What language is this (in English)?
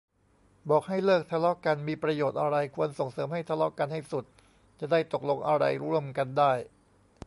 Thai